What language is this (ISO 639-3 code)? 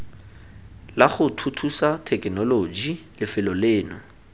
tsn